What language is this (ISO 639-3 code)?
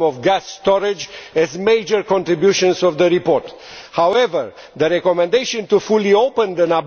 eng